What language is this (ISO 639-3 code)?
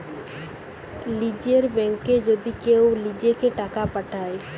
ben